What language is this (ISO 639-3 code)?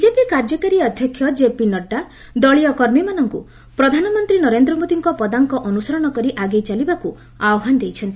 ori